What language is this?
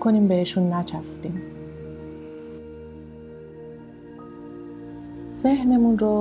Persian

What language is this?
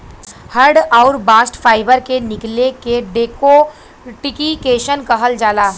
Bhojpuri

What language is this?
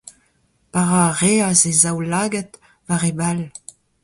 Breton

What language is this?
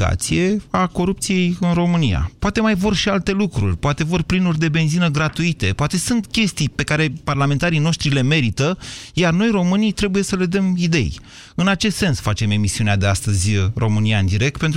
Romanian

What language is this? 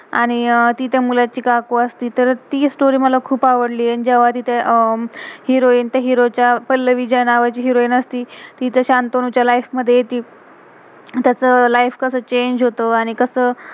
Marathi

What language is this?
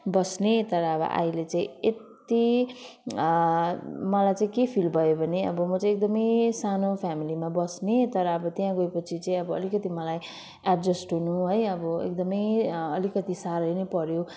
Nepali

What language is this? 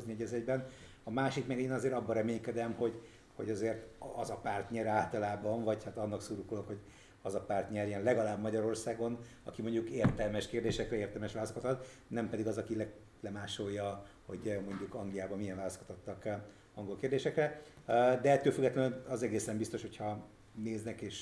Hungarian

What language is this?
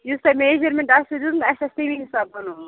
Kashmiri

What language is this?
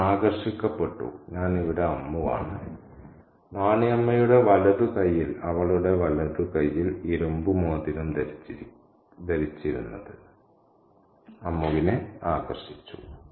Malayalam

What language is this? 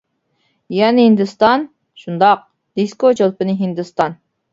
Uyghur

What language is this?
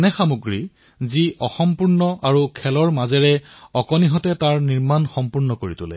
Assamese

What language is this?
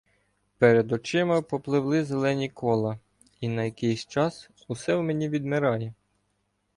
Ukrainian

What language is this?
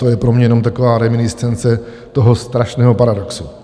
Czech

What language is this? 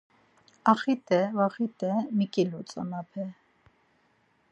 Laz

